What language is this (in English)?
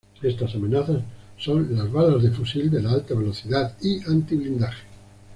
Spanish